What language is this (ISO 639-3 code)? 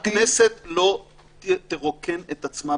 heb